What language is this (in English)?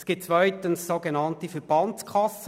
Swiss German